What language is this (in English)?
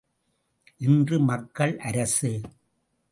Tamil